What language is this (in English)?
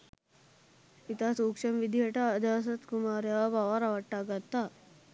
Sinhala